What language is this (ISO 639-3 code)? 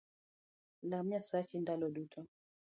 luo